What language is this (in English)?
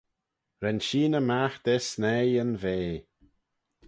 Manx